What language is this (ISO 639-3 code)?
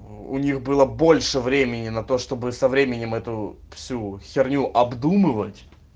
rus